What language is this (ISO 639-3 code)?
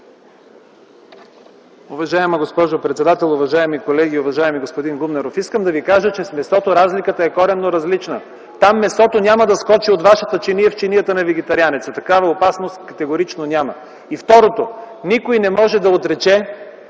bul